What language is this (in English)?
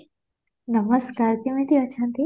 Odia